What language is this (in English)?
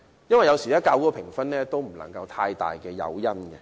Cantonese